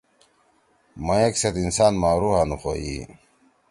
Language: Torwali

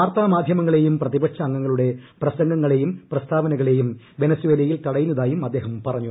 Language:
Malayalam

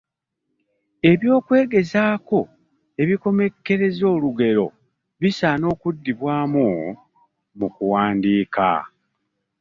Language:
Ganda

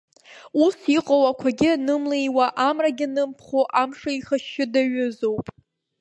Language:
Abkhazian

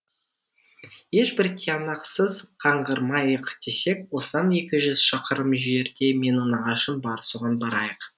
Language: Kazakh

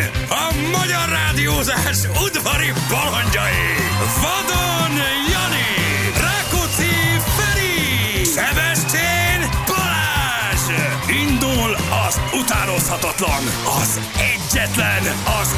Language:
Hungarian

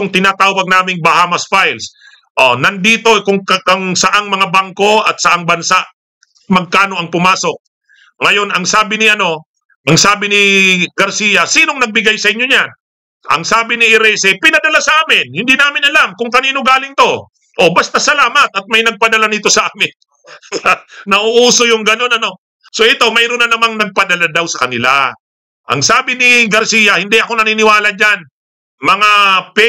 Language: Filipino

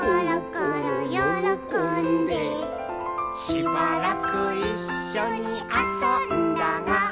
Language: Japanese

